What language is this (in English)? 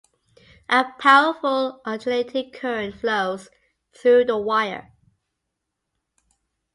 English